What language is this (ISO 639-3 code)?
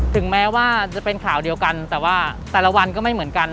tha